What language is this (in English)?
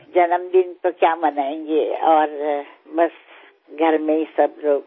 Gujarati